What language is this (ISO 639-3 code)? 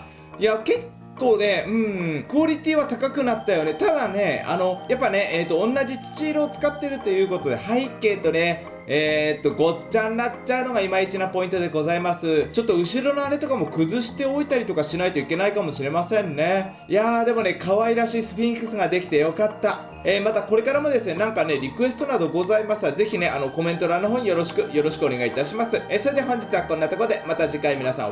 jpn